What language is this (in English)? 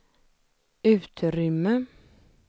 Swedish